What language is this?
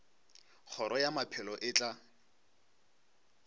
Northern Sotho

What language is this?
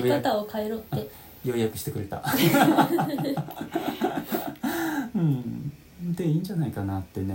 Japanese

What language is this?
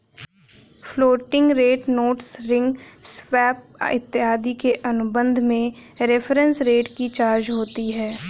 Hindi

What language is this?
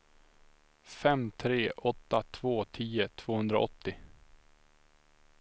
Swedish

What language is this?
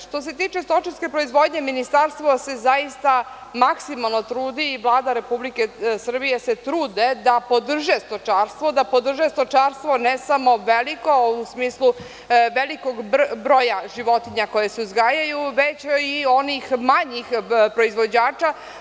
Serbian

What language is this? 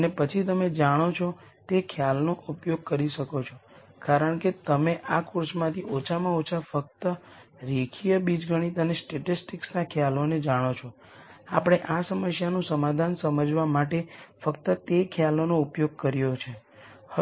Gujarati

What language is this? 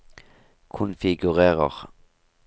Norwegian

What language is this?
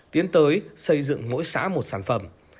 Vietnamese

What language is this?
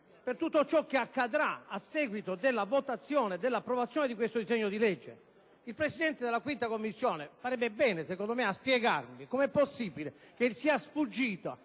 Italian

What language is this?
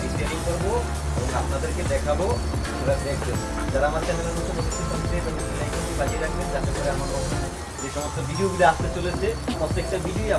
Bangla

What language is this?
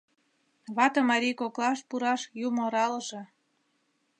Mari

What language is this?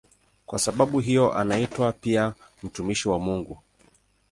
Swahili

